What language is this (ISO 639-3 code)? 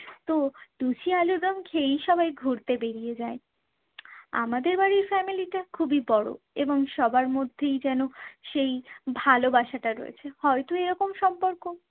ben